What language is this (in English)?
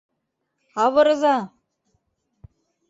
Mari